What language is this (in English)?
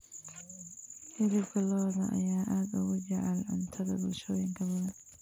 Somali